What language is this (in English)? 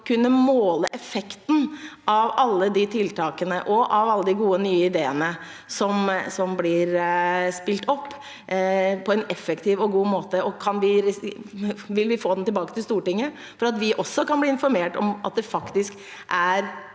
Norwegian